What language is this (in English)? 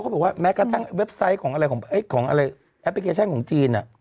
Thai